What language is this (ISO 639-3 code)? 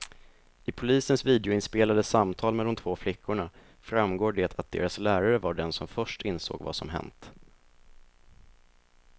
swe